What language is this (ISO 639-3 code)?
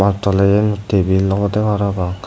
ccp